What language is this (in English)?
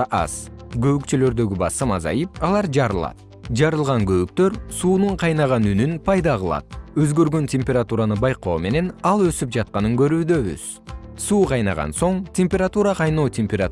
Kyrgyz